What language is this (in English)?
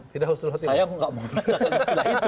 Indonesian